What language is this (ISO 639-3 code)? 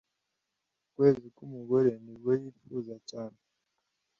kin